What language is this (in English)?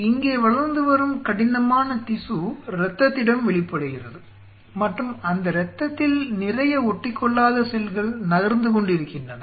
Tamil